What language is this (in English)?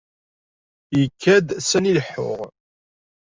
Kabyle